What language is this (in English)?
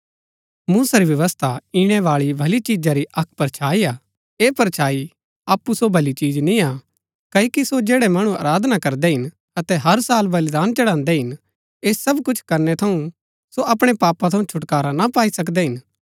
Gaddi